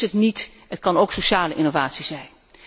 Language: Dutch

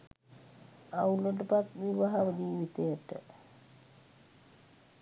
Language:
Sinhala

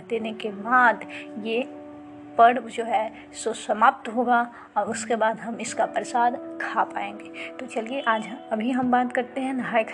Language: Hindi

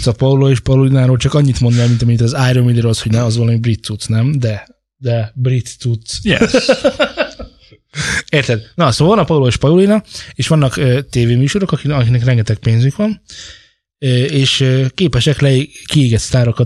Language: Hungarian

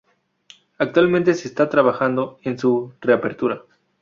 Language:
Spanish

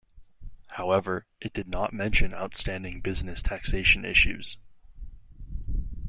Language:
English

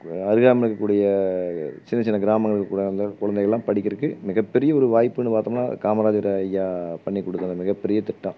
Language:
Tamil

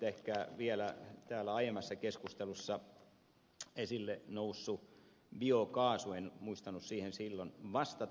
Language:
Finnish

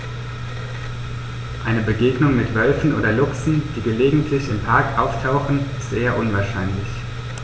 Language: German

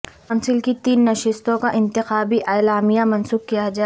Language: Urdu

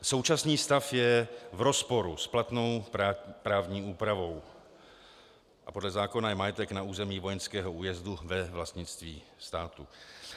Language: Czech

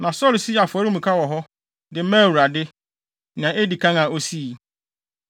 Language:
Akan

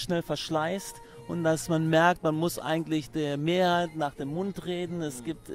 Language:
German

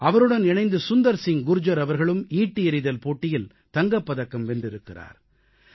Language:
Tamil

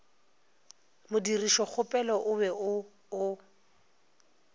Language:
Northern Sotho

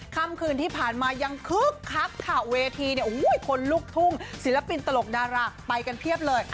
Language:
Thai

